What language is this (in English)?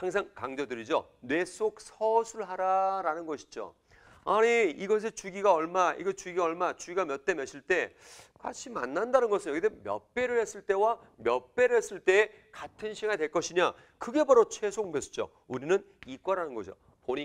Korean